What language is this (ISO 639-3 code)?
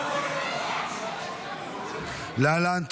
heb